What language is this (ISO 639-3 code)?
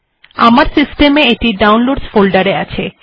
ben